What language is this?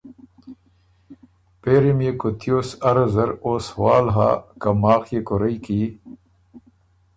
Ormuri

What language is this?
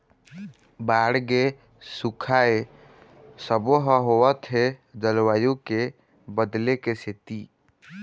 Chhattisgarhi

